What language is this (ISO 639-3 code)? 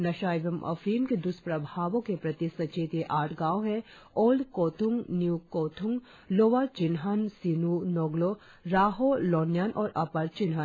hin